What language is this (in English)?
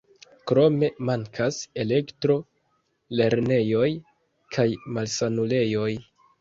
Esperanto